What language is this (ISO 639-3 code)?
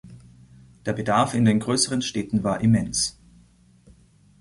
deu